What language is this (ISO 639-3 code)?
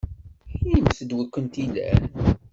kab